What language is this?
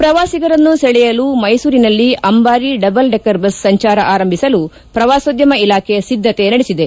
Kannada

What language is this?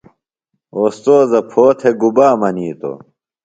Phalura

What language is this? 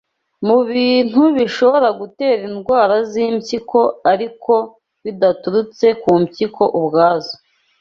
Kinyarwanda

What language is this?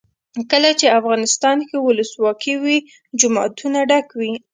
Pashto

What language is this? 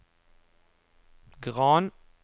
Norwegian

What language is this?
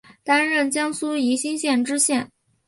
Chinese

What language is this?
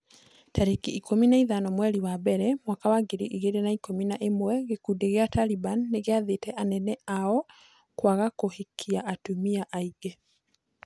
Kikuyu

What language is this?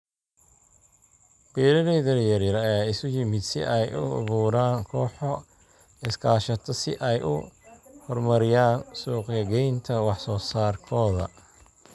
Somali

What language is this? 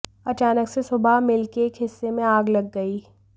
Hindi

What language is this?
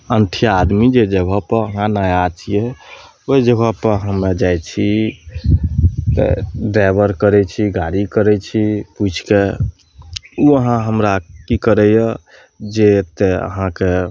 Maithili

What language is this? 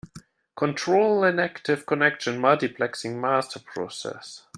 English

